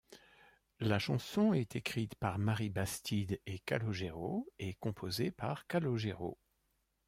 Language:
French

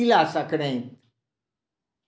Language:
Maithili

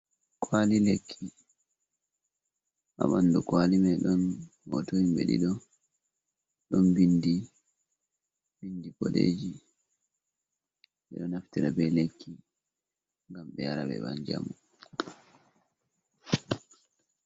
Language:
Fula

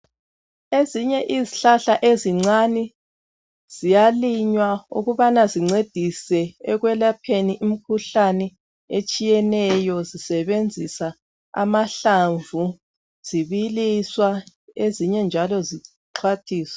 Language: North Ndebele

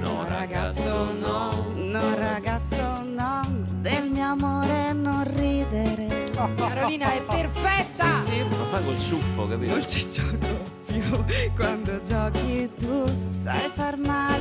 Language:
Italian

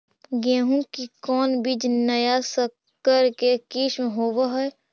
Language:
Magahi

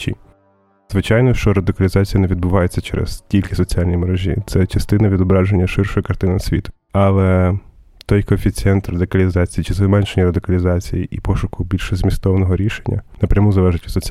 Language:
Ukrainian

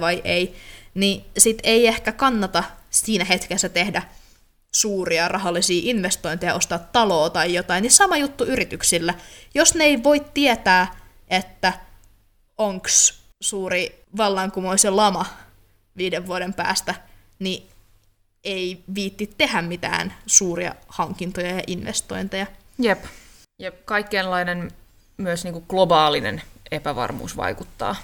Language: Finnish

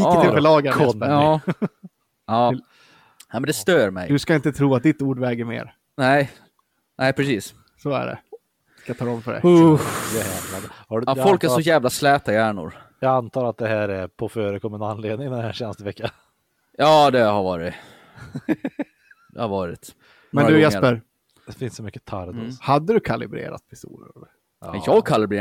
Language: Swedish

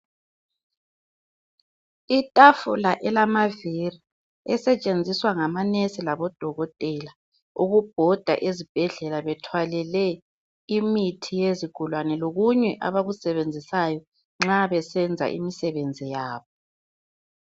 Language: North Ndebele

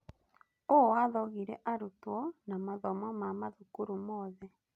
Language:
Kikuyu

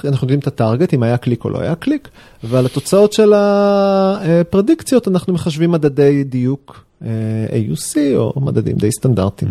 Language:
Hebrew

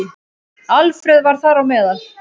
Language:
Icelandic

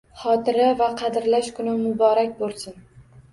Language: Uzbek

